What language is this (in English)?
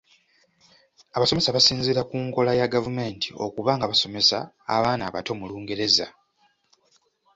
Ganda